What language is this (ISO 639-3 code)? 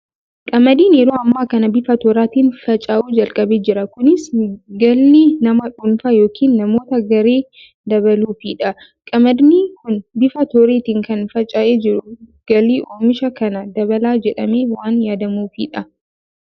orm